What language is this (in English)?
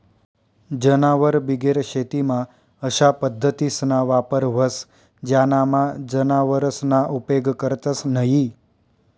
Marathi